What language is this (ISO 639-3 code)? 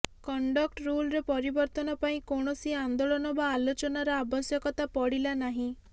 ori